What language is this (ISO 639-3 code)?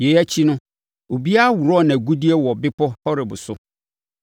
aka